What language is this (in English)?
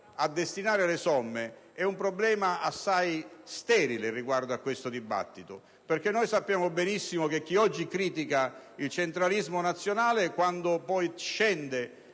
Italian